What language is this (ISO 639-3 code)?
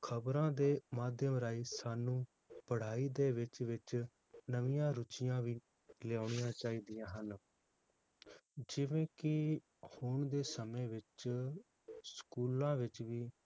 pan